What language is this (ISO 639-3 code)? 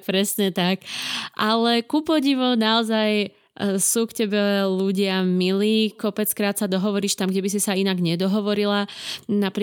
slk